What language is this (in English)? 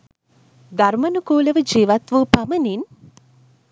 Sinhala